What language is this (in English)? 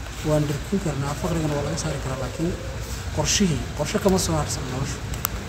Arabic